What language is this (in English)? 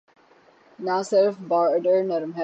Urdu